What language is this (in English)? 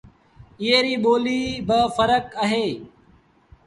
Sindhi Bhil